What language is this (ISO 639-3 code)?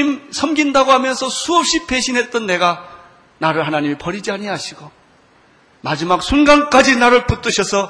kor